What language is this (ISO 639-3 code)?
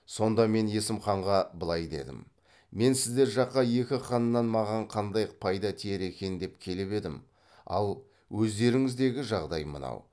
kaz